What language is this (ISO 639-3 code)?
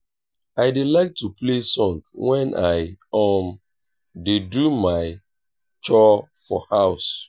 pcm